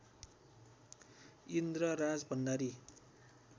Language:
Nepali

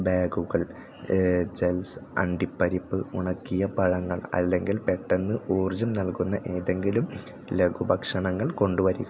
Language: Malayalam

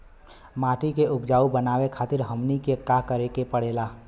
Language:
Bhojpuri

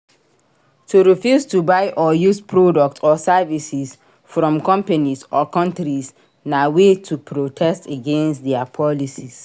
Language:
Nigerian Pidgin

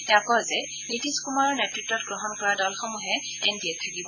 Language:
Assamese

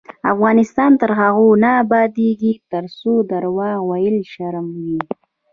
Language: Pashto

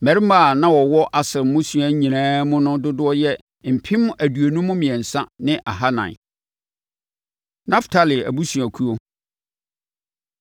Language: Akan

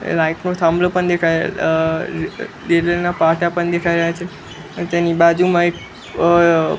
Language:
Gujarati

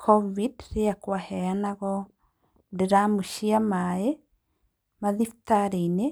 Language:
Kikuyu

